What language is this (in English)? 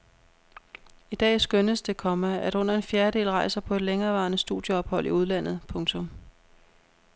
Danish